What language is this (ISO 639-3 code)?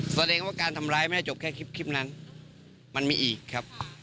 tha